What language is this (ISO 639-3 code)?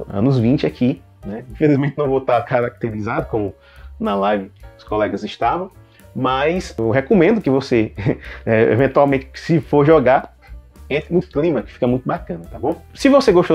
por